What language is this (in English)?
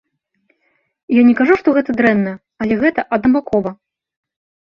Belarusian